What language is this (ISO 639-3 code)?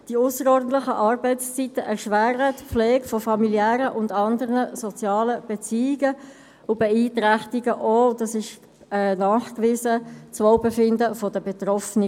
gsw